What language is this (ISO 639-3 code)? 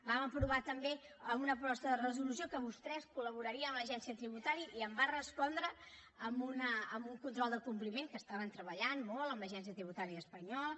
cat